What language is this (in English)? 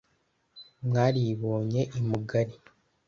Kinyarwanda